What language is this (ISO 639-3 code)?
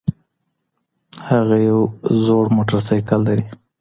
pus